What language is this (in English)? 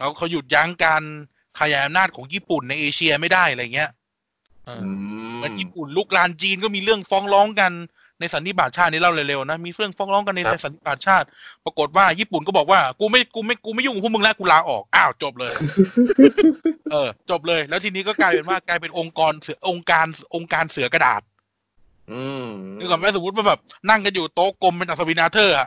Thai